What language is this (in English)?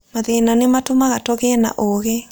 Kikuyu